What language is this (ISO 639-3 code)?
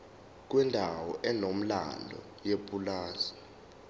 zul